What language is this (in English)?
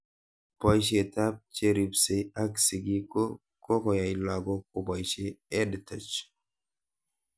Kalenjin